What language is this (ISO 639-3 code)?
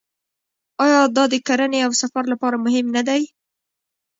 pus